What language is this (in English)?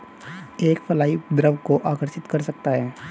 Hindi